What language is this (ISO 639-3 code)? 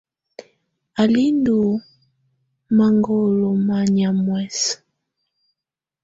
tvu